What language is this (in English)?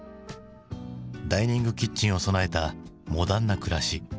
Japanese